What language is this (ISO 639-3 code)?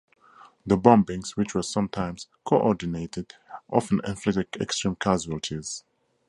eng